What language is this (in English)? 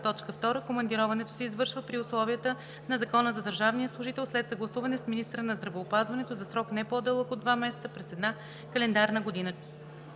Bulgarian